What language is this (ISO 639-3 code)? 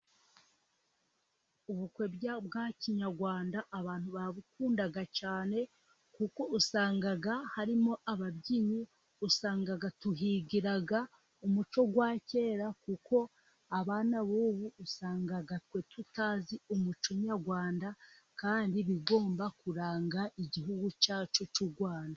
kin